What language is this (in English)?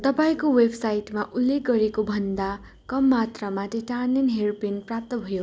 Nepali